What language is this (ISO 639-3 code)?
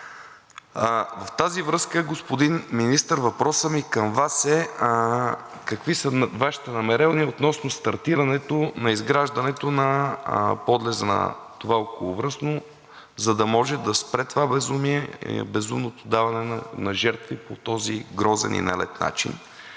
bul